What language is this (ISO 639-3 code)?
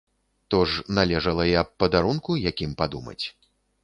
bel